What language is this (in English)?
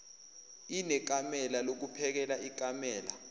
Zulu